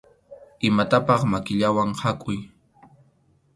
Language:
Arequipa-La Unión Quechua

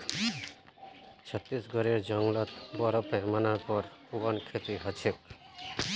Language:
Magahi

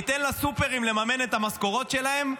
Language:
Hebrew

